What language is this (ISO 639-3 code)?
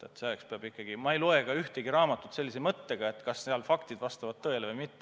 est